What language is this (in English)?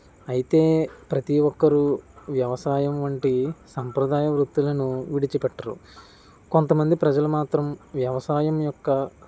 Telugu